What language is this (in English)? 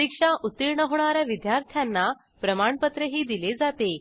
Marathi